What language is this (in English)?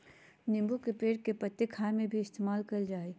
Magahi